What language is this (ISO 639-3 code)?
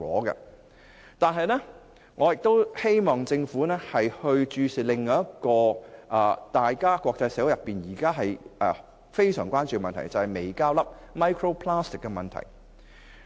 yue